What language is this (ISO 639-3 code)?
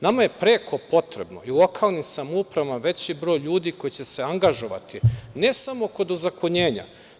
srp